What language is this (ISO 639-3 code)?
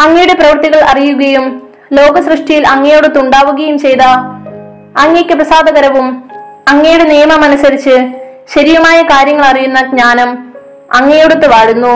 mal